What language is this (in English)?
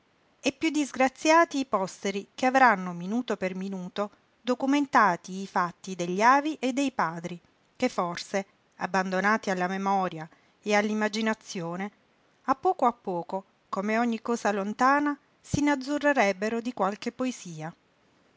Italian